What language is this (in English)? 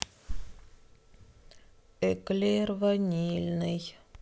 Russian